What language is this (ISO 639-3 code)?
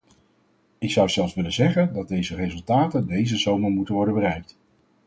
nld